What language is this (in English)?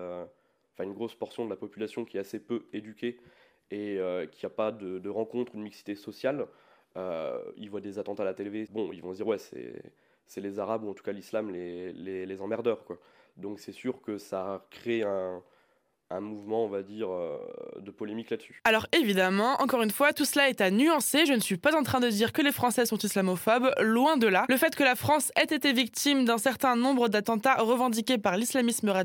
French